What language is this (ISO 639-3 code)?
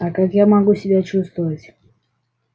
rus